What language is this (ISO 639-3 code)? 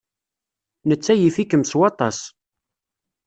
kab